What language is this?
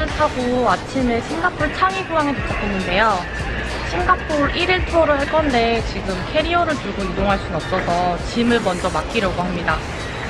Korean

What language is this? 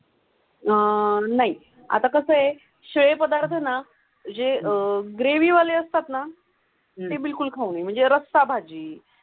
Marathi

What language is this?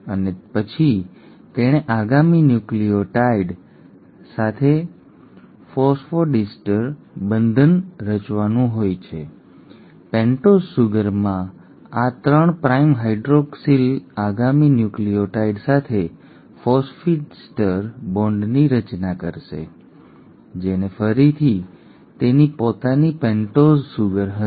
Gujarati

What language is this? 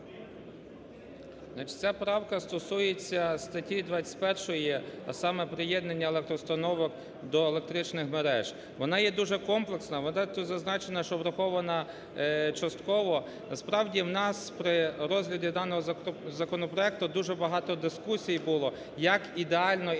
Ukrainian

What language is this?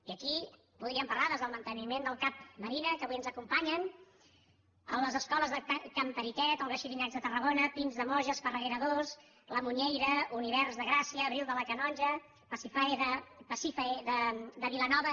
Catalan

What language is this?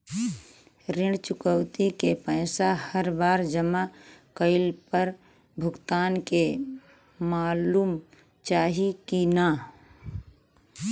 Bhojpuri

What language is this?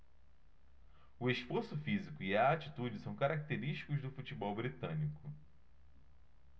Portuguese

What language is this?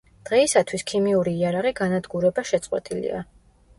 Georgian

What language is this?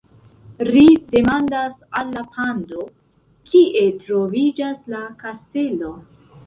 Esperanto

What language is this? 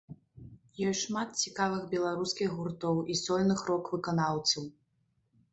Belarusian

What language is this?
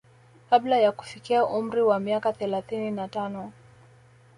Swahili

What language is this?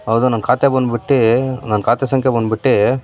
Kannada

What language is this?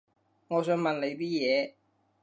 Cantonese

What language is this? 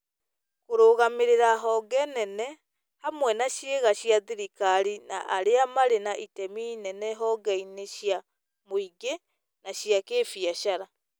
Kikuyu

